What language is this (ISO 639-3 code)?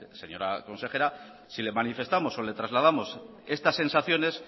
spa